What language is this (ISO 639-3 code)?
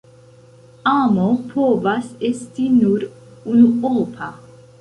epo